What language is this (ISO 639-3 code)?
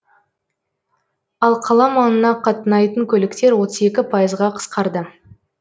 kaz